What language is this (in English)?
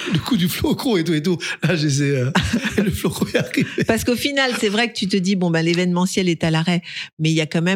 French